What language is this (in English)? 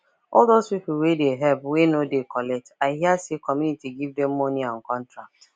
Nigerian Pidgin